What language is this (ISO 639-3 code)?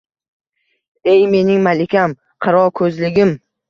uzb